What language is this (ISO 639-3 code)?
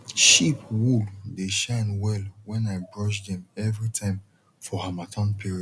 pcm